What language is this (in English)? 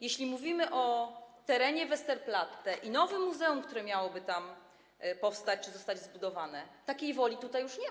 Polish